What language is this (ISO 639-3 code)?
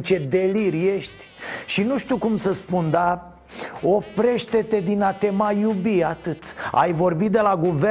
ron